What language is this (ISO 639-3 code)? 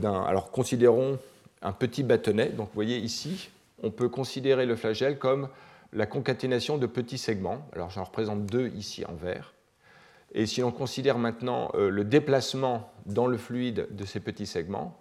fra